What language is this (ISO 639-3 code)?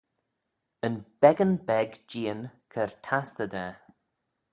glv